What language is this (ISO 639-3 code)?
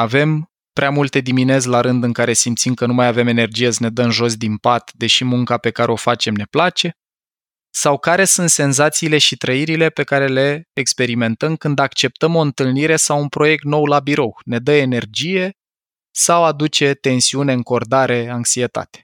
ron